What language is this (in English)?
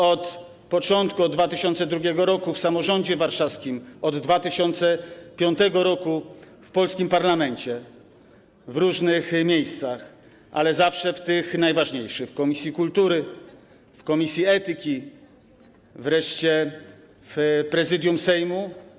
Polish